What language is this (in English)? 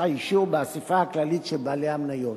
Hebrew